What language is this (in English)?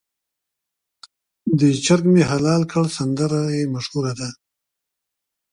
Pashto